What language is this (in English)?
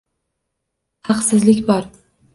Uzbek